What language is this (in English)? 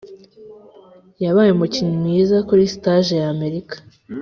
Kinyarwanda